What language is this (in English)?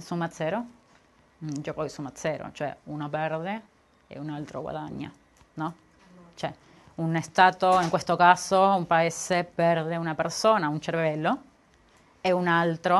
Italian